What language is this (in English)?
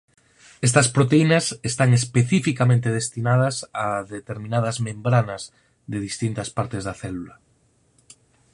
Galician